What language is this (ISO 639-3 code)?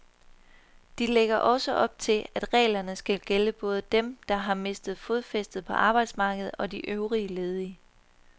dan